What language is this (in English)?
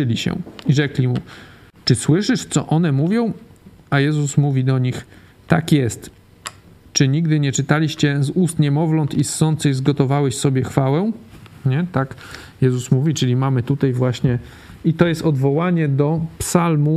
Polish